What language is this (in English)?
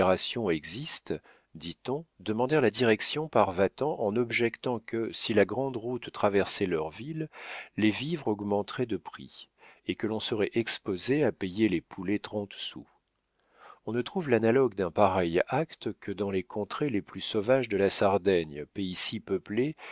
French